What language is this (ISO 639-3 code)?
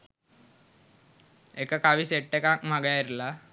sin